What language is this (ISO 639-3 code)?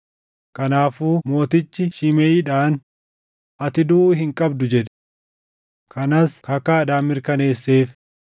orm